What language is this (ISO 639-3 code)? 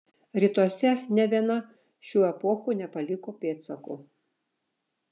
lit